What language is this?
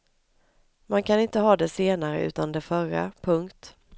Swedish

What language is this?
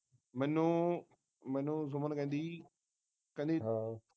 Punjabi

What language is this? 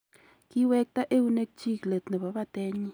Kalenjin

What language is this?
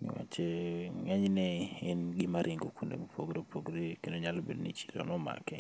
Luo (Kenya and Tanzania)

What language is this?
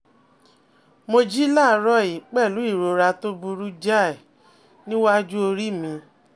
Yoruba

